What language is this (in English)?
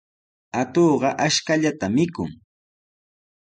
Sihuas Ancash Quechua